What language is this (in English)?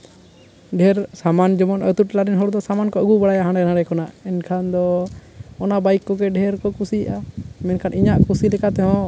Santali